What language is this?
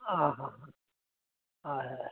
Konkani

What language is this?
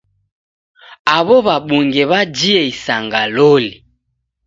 Taita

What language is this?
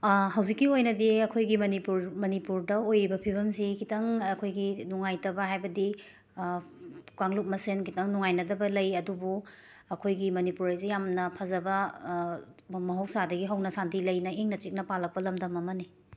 Manipuri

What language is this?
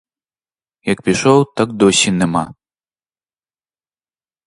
Ukrainian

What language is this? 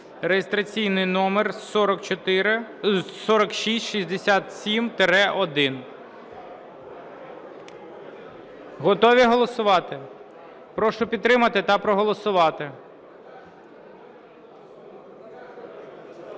Ukrainian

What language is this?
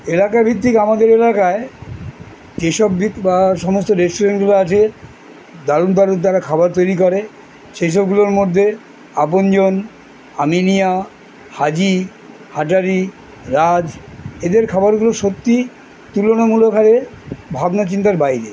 Bangla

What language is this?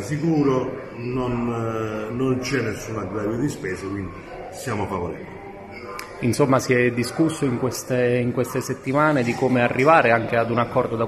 Italian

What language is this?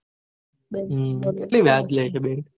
Gujarati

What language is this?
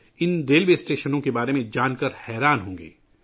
Urdu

